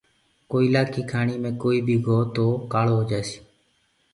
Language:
Gurgula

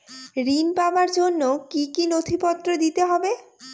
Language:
Bangla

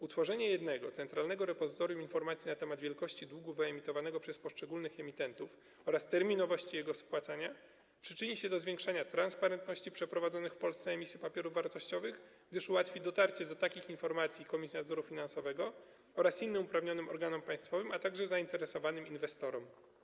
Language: Polish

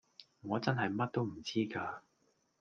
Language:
Cantonese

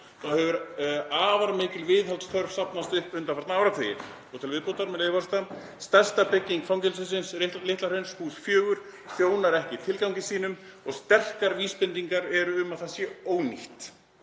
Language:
Icelandic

